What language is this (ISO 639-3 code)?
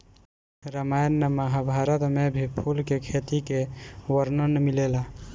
bho